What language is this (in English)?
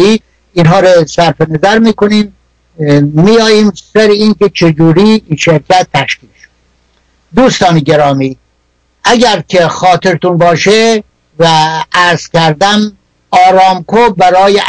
Persian